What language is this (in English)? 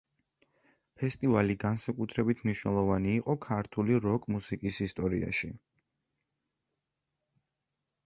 Georgian